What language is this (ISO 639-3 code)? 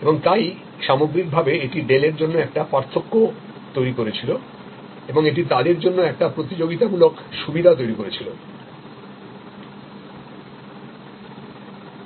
ben